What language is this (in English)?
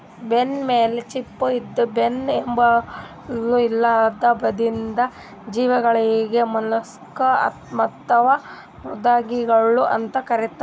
Kannada